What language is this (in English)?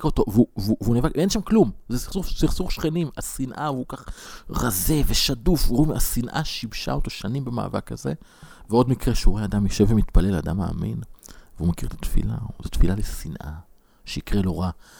Hebrew